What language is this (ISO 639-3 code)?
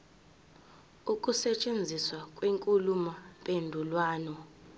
zul